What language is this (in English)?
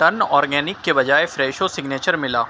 Urdu